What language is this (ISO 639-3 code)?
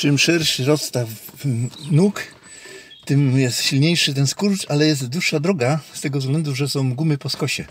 pol